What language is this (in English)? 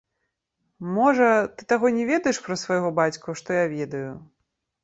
Belarusian